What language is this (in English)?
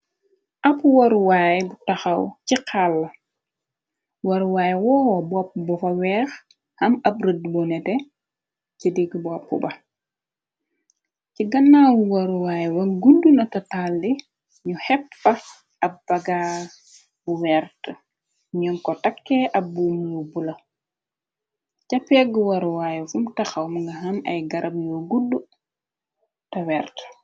Wolof